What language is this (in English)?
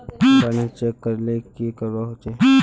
Magahi